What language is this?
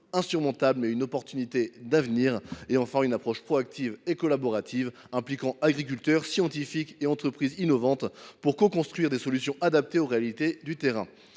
French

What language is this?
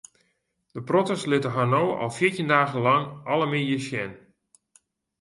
Western Frisian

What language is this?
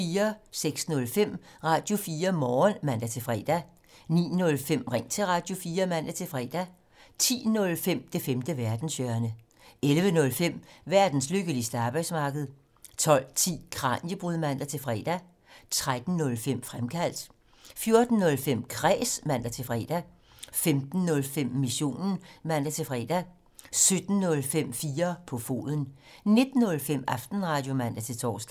Danish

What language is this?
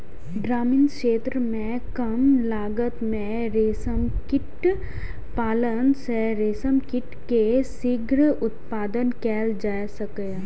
Maithili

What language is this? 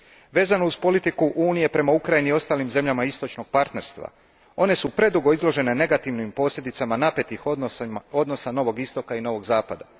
Croatian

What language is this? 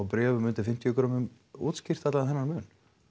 Icelandic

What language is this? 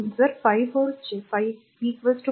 Marathi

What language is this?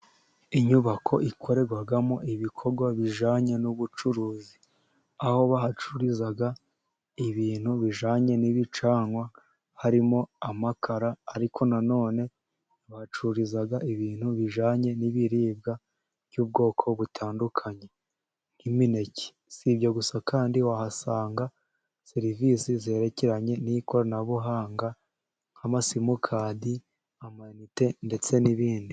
Kinyarwanda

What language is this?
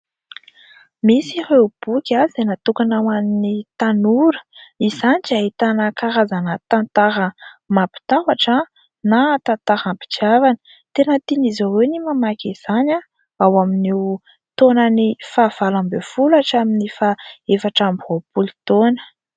Malagasy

